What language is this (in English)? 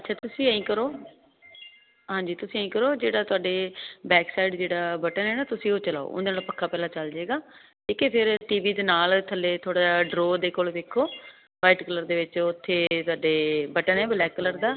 Punjabi